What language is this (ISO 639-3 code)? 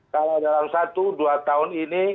ind